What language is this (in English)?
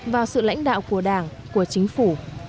Vietnamese